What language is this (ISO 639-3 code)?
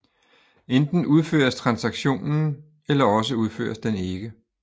dan